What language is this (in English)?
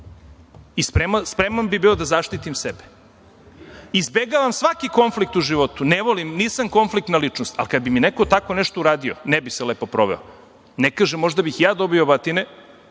Serbian